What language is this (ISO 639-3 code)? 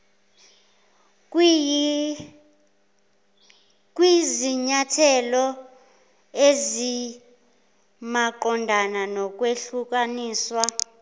zul